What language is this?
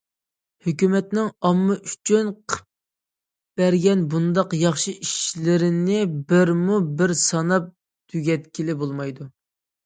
Uyghur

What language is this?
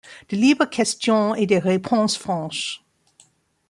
French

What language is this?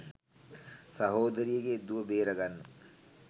Sinhala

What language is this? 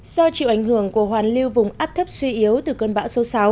Vietnamese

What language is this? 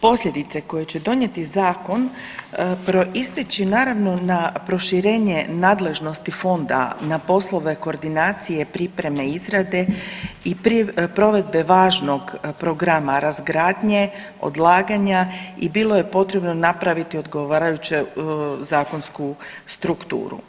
Croatian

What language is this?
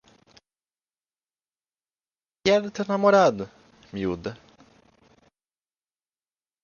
Portuguese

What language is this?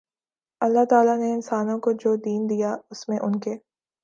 Urdu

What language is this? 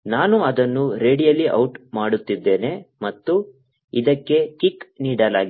Kannada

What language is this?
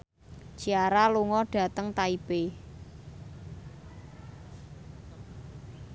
Javanese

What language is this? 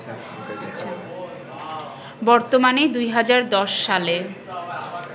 Bangla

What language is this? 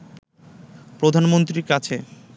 Bangla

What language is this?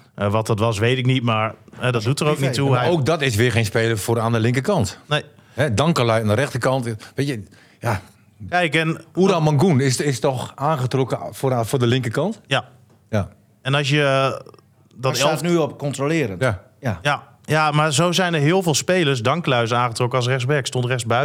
Dutch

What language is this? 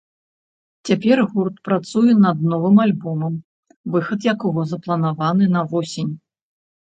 Belarusian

